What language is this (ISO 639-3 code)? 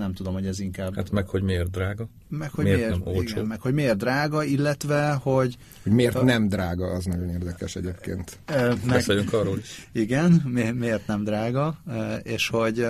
hun